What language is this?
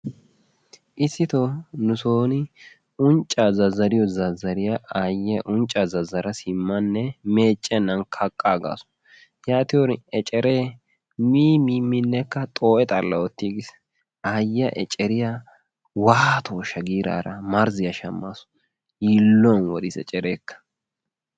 Wolaytta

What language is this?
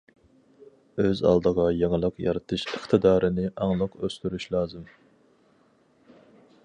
Uyghur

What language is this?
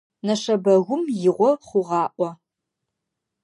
Adyghe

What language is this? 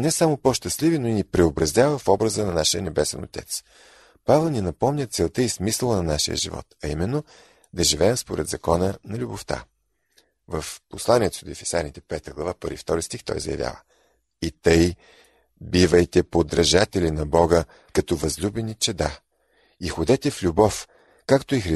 Bulgarian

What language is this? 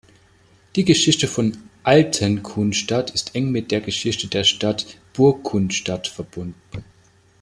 German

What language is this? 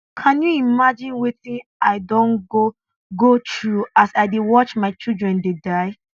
Nigerian Pidgin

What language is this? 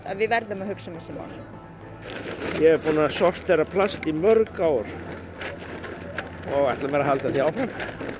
Icelandic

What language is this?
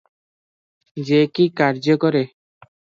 Odia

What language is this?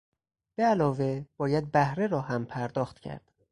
Persian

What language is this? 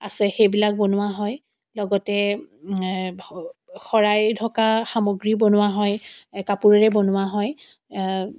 Assamese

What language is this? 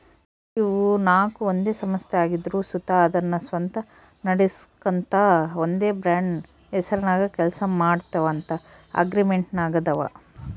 Kannada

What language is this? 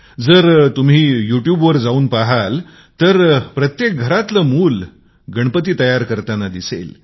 Marathi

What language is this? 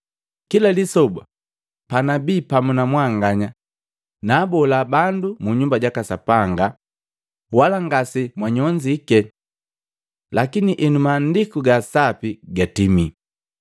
Matengo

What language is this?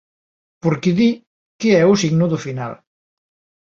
Galician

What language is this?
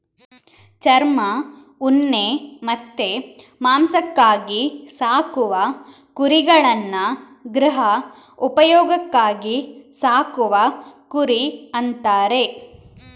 Kannada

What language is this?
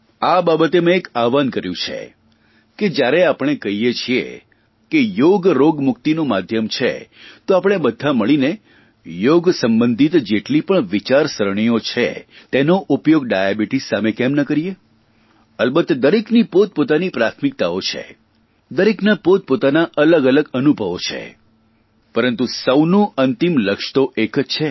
Gujarati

